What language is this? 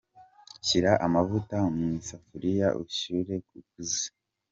Kinyarwanda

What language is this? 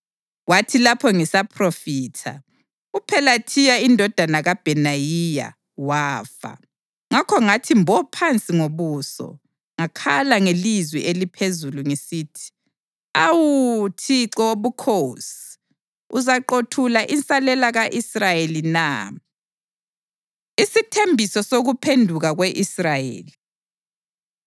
North Ndebele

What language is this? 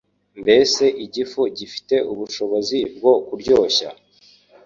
Kinyarwanda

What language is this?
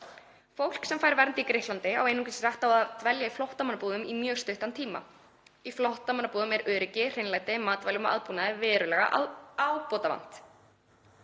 Icelandic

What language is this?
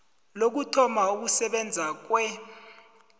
South Ndebele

